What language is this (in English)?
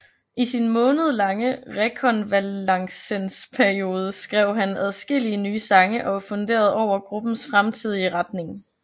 Danish